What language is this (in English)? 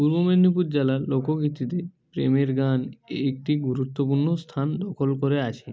Bangla